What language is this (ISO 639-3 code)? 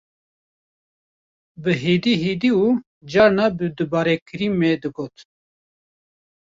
kur